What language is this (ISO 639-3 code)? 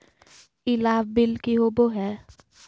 mag